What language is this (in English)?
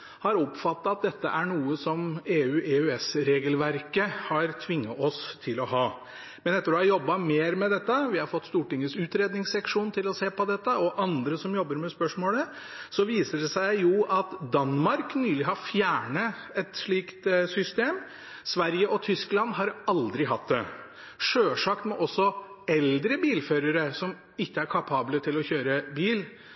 Norwegian Bokmål